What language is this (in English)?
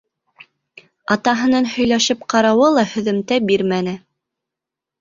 Bashkir